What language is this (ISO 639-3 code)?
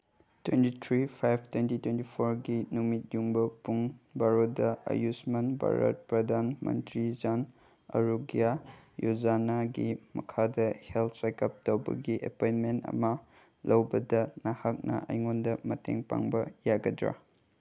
mni